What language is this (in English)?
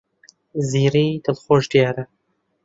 Central Kurdish